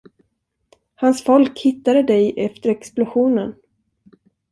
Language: Swedish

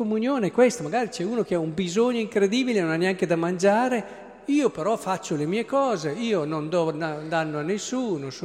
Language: Italian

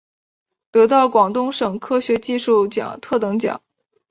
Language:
Chinese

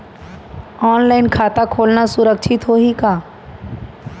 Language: Chhattisgarhi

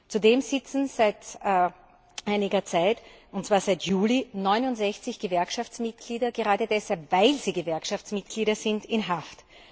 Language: German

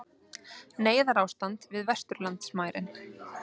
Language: Icelandic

